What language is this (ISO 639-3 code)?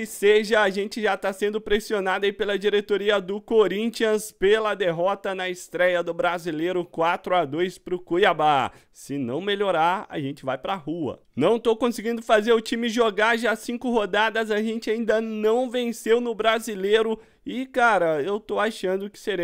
por